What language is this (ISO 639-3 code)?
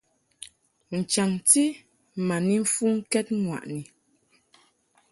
mhk